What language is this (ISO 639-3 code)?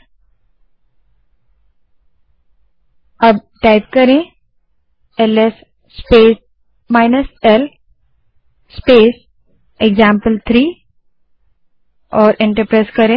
hin